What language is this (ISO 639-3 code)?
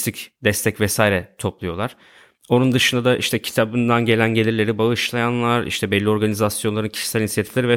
tur